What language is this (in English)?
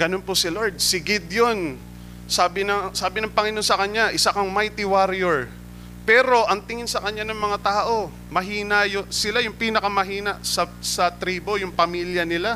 Filipino